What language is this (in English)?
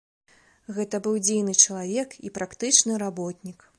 Belarusian